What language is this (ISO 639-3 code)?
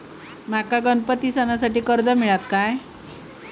mar